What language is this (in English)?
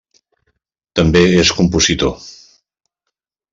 Catalan